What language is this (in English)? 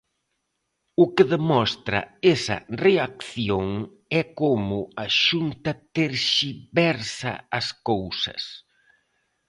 Galician